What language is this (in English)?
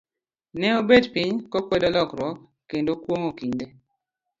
Luo (Kenya and Tanzania)